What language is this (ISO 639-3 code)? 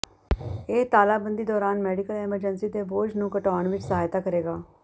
pan